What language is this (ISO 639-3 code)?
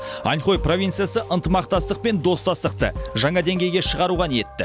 kaz